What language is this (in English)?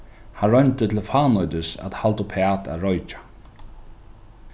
Faroese